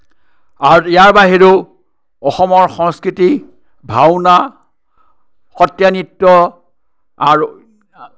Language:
Assamese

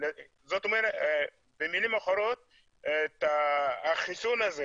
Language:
Hebrew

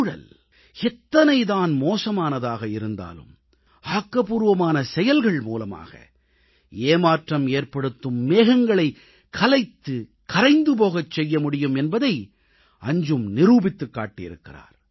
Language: Tamil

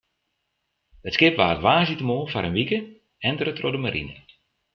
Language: Western Frisian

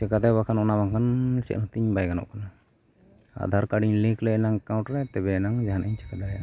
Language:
Santali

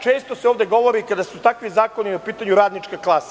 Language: Serbian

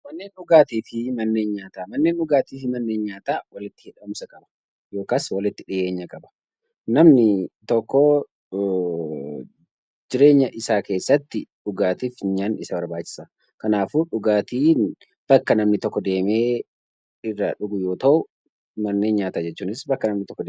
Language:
Oromo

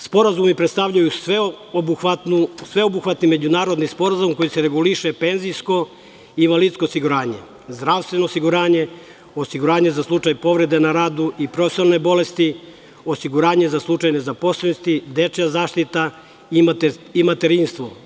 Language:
Serbian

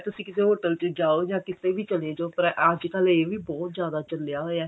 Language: Punjabi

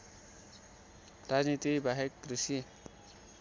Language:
Nepali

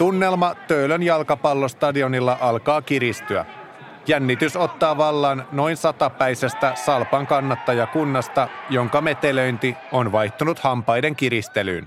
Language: Finnish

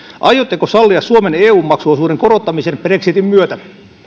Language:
Finnish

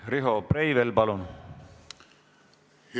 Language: Estonian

